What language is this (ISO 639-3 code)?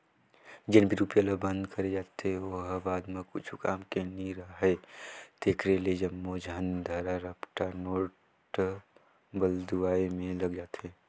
hne